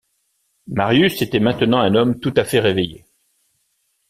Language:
French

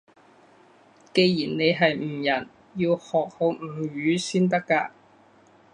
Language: Cantonese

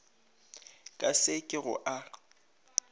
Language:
Northern Sotho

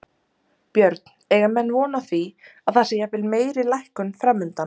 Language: Icelandic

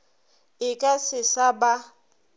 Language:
Northern Sotho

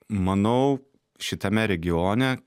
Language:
Lithuanian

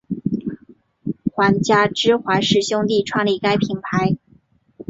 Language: Chinese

